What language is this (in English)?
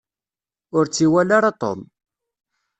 Kabyle